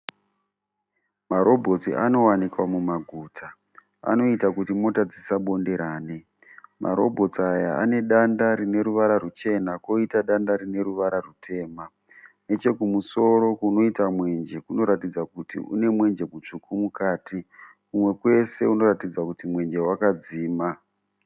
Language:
Shona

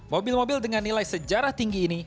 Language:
Indonesian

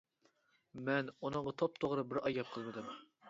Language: Uyghur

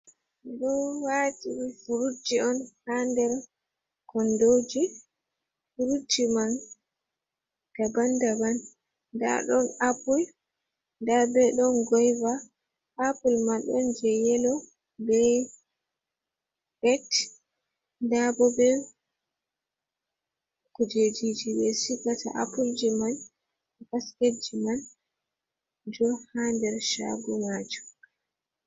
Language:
Fula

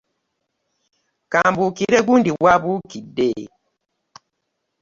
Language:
Ganda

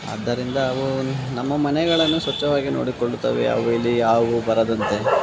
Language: Kannada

